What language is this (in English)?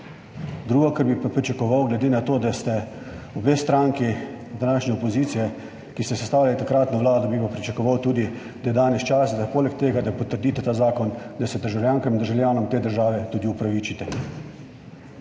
Slovenian